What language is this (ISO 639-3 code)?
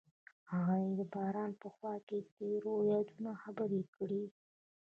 pus